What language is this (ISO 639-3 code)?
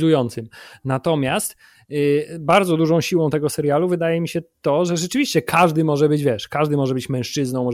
pol